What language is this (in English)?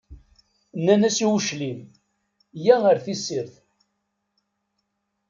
Kabyle